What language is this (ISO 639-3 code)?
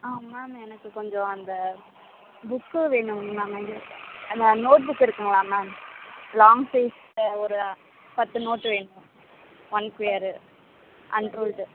tam